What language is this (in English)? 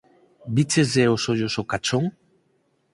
Galician